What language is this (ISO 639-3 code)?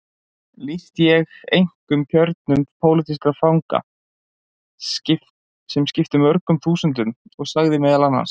isl